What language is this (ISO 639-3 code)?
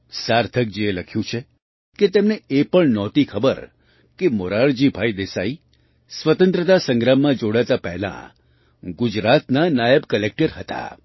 guj